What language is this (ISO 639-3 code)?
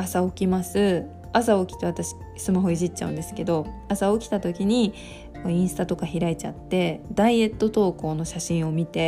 jpn